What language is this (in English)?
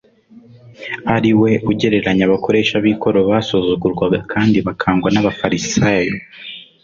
Kinyarwanda